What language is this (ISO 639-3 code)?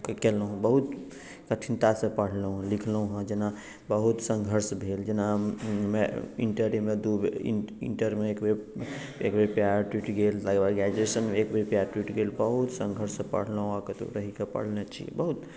mai